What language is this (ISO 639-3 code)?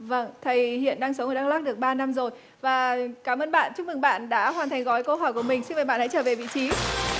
vie